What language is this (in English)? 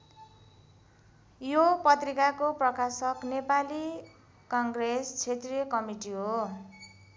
Nepali